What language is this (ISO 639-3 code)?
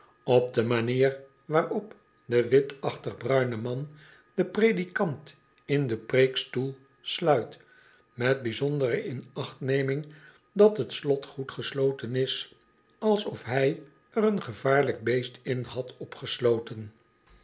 nld